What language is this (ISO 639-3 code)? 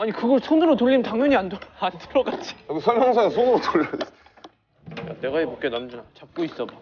kor